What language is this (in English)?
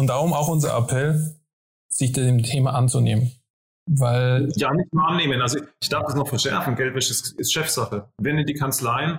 German